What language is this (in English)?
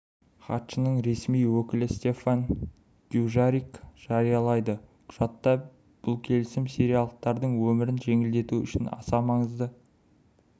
Kazakh